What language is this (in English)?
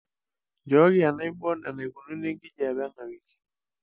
Masai